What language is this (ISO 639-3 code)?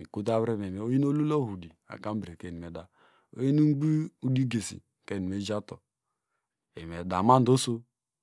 deg